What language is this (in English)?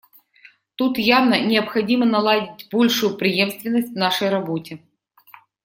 Russian